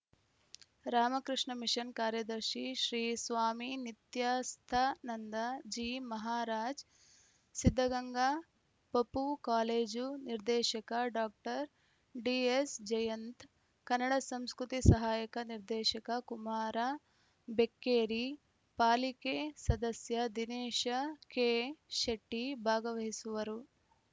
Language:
Kannada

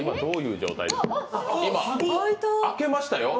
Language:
Japanese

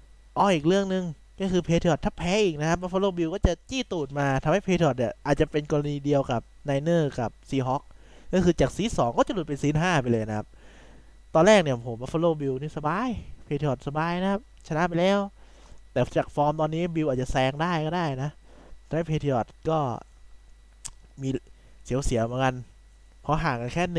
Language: Thai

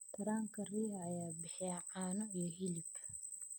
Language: Somali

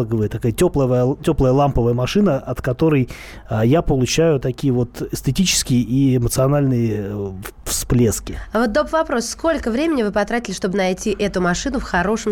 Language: Russian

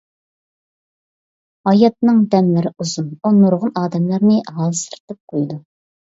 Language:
Uyghur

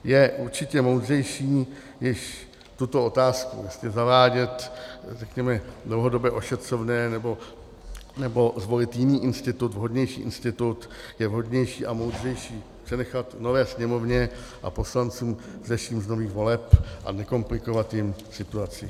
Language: Czech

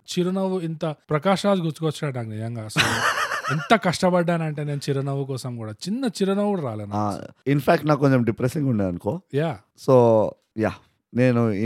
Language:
Telugu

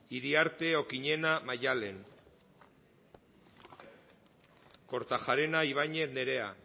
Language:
Basque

